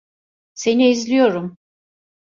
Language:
Turkish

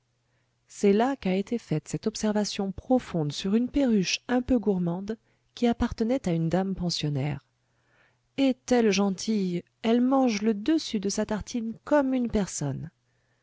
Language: French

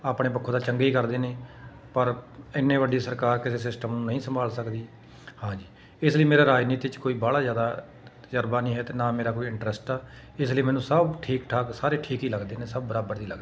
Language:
Punjabi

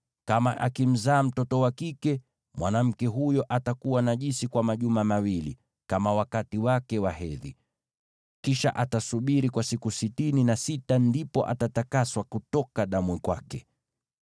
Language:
Swahili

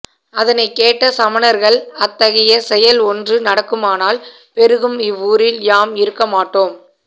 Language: Tamil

